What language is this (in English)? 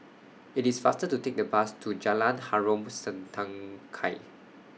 English